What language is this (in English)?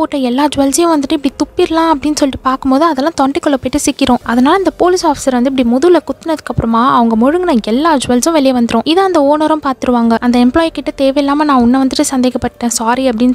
Romanian